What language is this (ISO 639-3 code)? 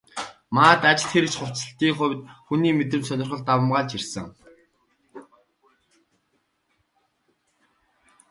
mon